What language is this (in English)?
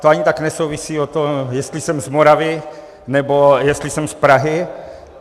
Czech